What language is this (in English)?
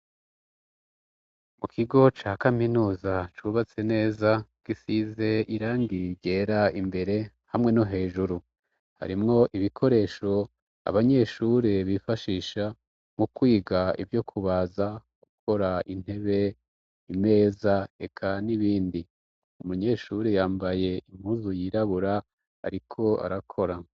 Rundi